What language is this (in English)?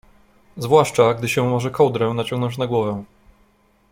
Polish